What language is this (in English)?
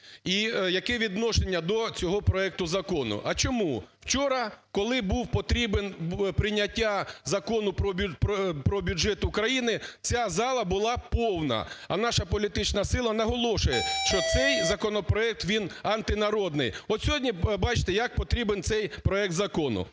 Ukrainian